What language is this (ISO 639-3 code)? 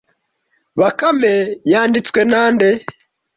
kin